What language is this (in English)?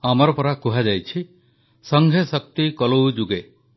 Odia